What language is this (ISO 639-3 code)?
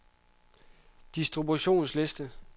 dan